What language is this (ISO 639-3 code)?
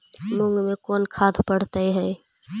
mag